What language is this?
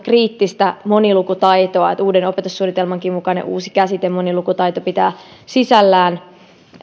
Finnish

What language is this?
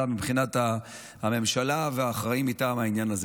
Hebrew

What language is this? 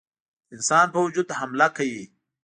Pashto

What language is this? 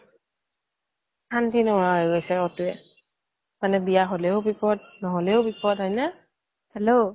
Assamese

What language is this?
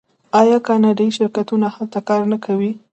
Pashto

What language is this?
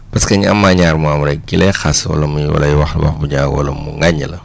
Wolof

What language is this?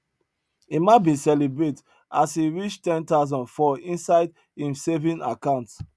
Nigerian Pidgin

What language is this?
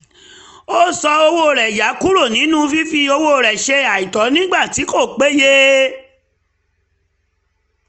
Yoruba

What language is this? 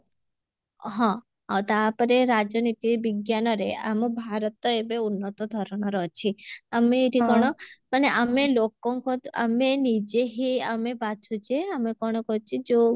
Odia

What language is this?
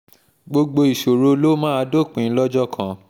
Yoruba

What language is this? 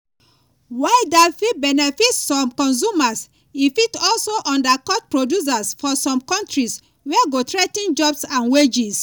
Nigerian Pidgin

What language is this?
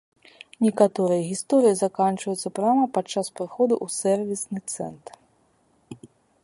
Belarusian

